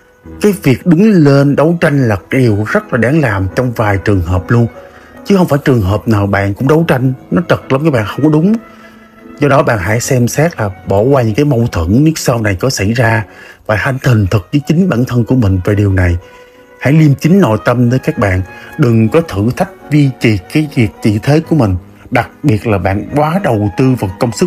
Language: Vietnamese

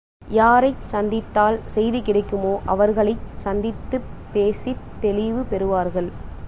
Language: Tamil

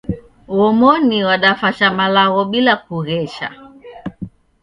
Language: Taita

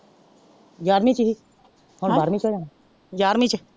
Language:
Punjabi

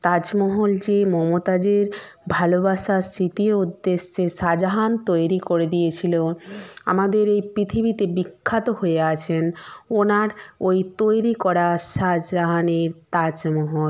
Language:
Bangla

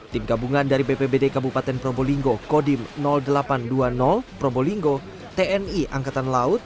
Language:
Indonesian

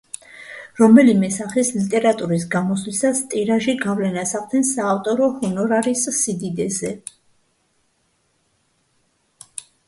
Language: Georgian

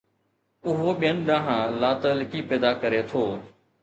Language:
Sindhi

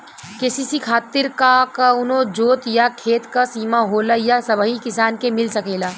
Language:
Bhojpuri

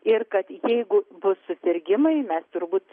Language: Lithuanian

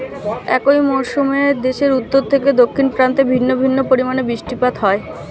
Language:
Bangla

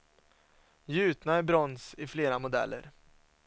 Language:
Swedish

